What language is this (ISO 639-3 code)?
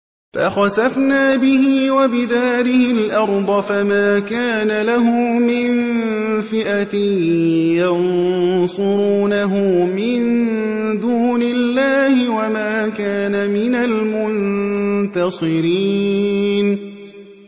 ara